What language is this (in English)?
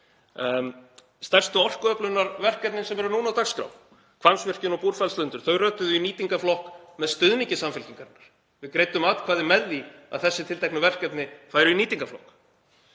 Icelandic